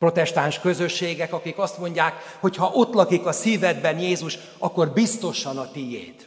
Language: Hungarian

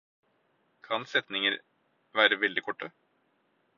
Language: Norwegian Bokmål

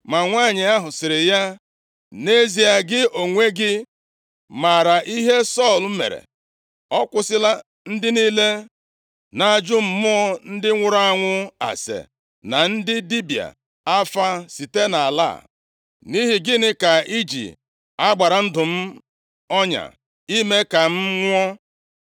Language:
Igbo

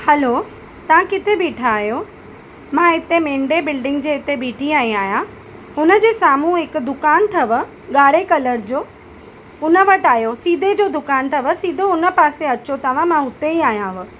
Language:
Sindhi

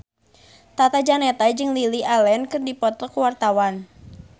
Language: Sundanese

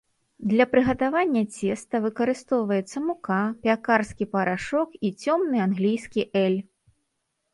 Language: Belarusian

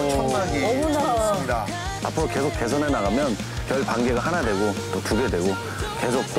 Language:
Korean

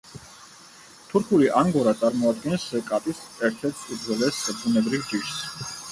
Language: Georgian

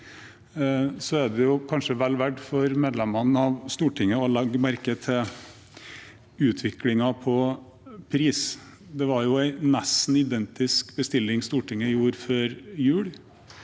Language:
Norwegian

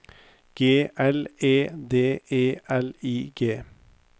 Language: Norwegian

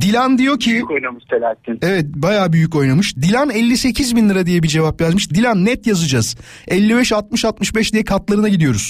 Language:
Turkish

